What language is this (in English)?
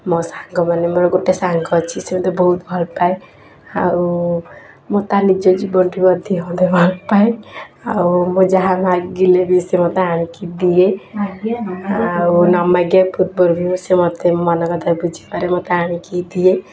Odia